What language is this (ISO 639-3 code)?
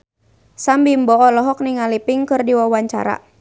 sun